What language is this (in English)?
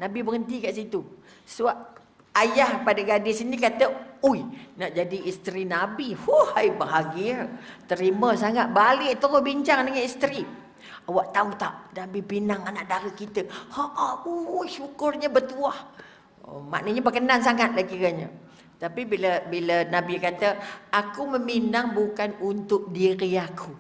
Malay